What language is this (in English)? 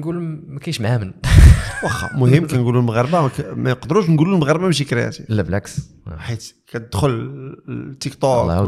Arabic